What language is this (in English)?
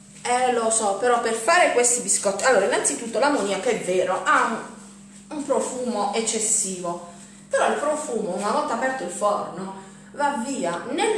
Italian